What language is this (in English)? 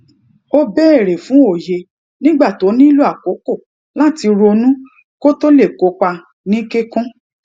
Yoruba